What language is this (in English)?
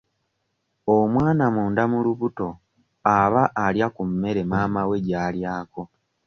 Ganda